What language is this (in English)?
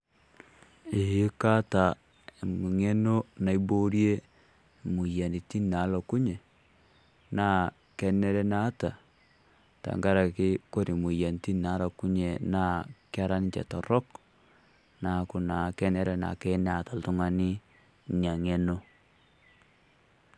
Masai